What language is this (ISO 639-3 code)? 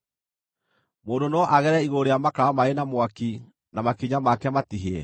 kik